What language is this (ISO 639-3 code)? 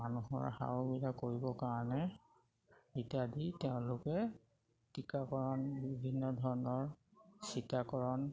asm